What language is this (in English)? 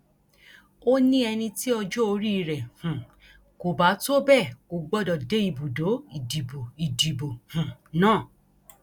Yoruba